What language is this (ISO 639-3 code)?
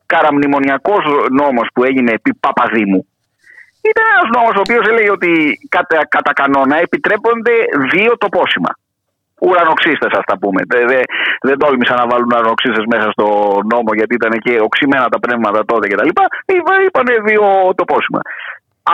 ell